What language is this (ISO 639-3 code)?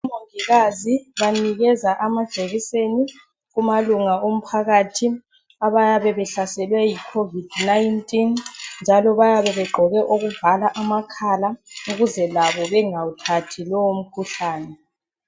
nde